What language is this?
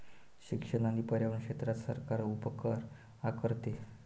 Marathi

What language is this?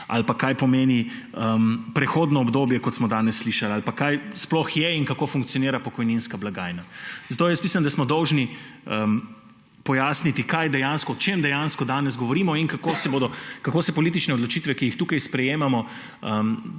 Slovenian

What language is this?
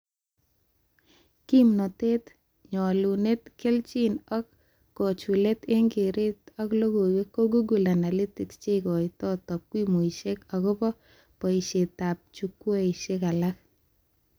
Kalenjin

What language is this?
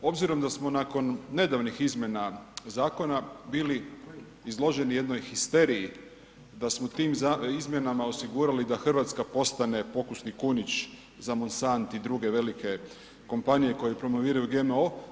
Croatian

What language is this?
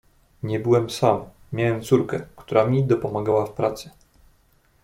Polish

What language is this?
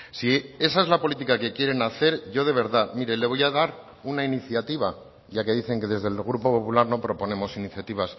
Spanish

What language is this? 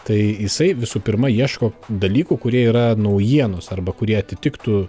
Lithuanian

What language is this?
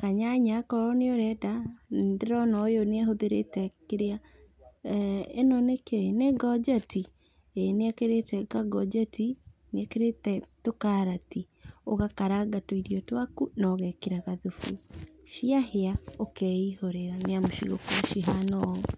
Kikuyu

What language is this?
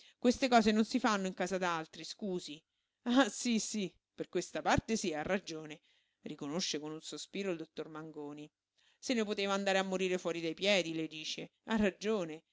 Italian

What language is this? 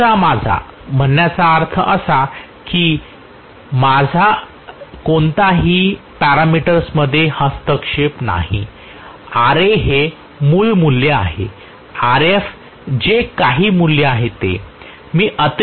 Marathi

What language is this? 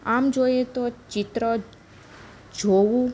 Gujarati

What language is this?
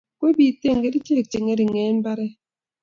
Kalenjin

